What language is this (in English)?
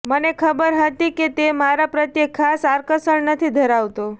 Gujarati